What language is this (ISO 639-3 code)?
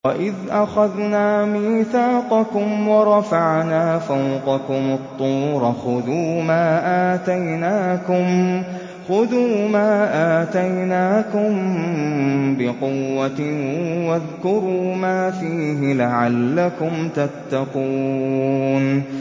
ara